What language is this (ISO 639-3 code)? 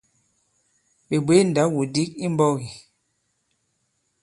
abb